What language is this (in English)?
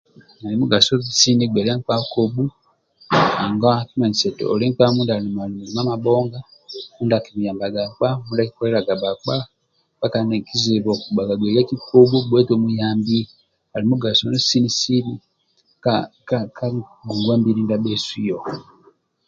Amba (Uganda)